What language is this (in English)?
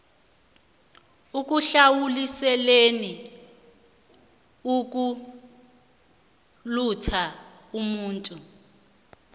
South Ndebele